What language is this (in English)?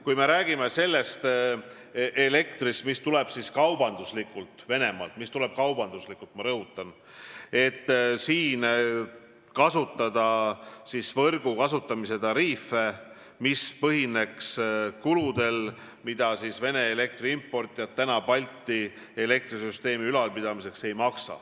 Estonian